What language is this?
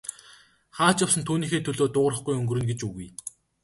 Mongolian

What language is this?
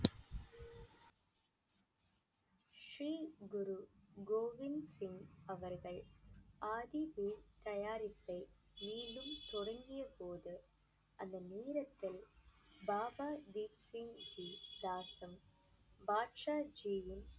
Tamil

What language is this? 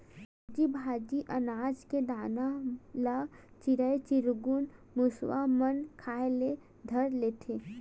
Chhattisgarhi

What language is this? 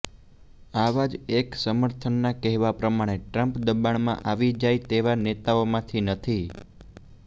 Gujarati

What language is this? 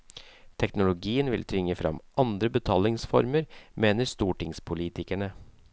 Norwegian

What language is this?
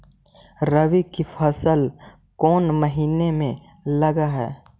Magahi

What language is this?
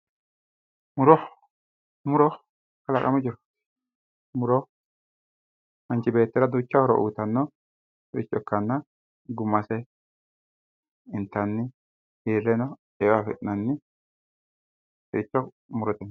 Sidamo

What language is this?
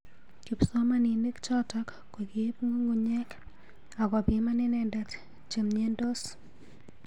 Kalenjin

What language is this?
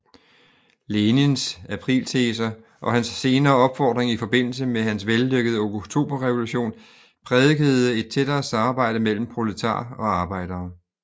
Danish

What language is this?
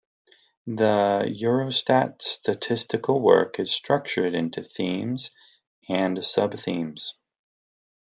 English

